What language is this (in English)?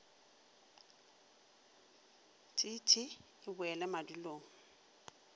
Northern Sotho